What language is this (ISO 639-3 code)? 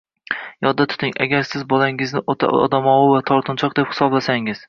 uzb